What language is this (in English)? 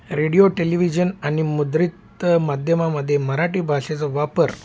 Marathi